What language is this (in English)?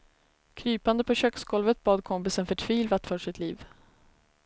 Swedish